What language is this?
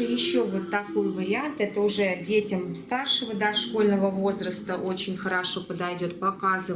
Russian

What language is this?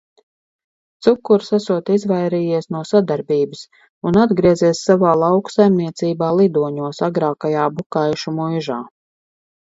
Latvian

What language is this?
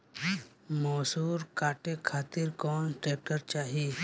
Bhojpuri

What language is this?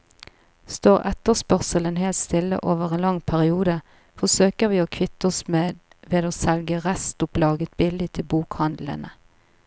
Norwegian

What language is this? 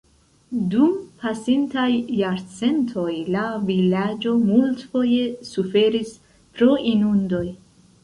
Esperanto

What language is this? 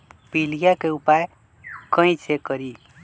Magahi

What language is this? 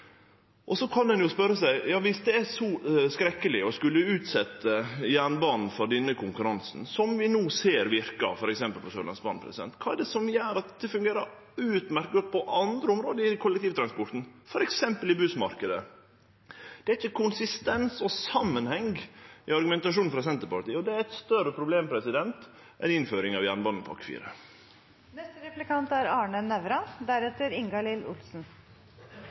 Norwegian Nynorsk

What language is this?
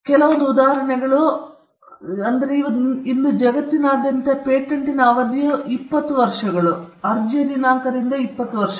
Kannada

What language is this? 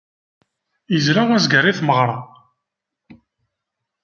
Kabyle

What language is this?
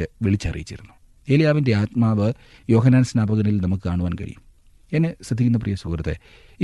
Malayalam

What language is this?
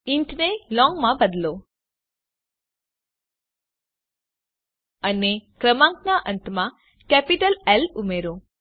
Gujarati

